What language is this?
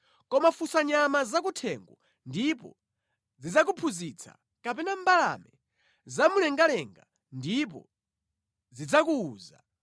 Nyanja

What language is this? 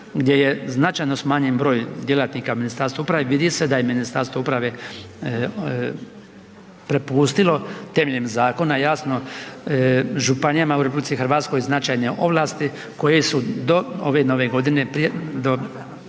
Croatian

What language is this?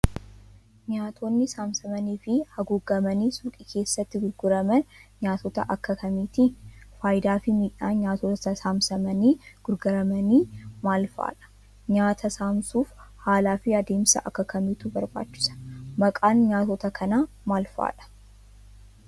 Oromo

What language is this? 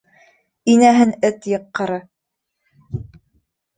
Bashkir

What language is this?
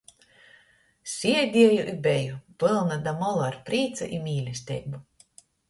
Latgalian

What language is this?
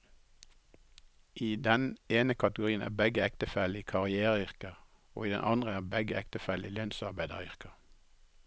Norwegian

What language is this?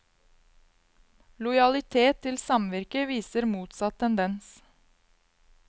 Norwegian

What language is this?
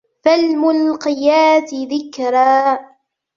Arabic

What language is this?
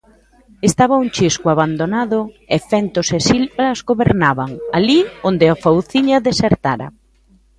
Galician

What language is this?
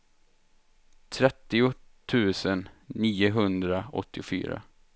Swedish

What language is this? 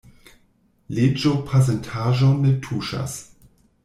Esperanto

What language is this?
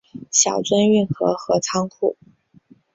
Chinese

